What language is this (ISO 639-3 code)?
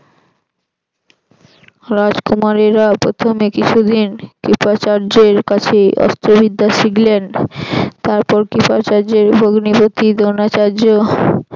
ben